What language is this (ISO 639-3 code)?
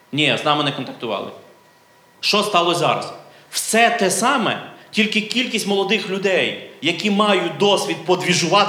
ukr